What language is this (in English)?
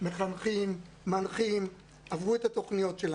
Hebrew